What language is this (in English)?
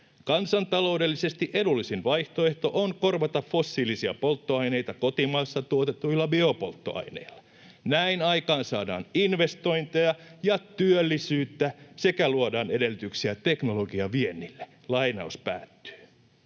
Finnish